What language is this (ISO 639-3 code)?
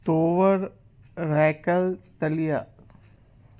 snd